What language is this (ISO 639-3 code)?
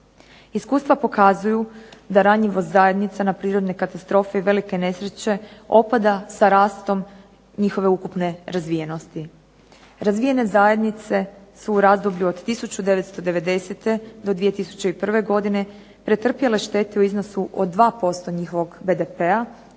hrv